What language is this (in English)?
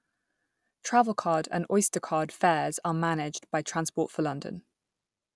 English